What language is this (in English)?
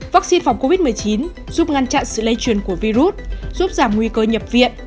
Vietnamese